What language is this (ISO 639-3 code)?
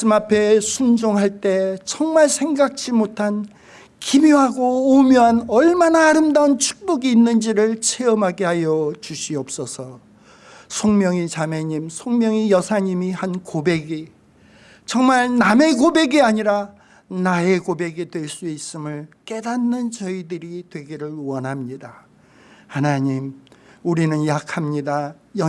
kor